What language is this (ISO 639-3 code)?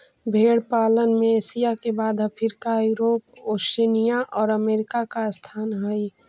mag